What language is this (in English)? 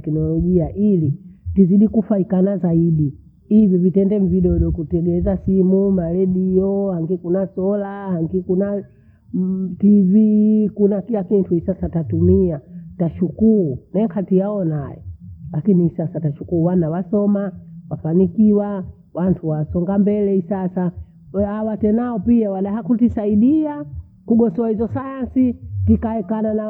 Bondei